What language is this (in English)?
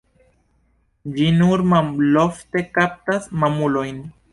Esperanto